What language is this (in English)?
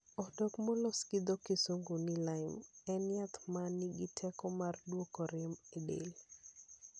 Luo (Kenya and Tanzania)